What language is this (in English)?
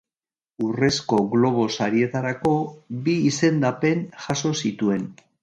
Basque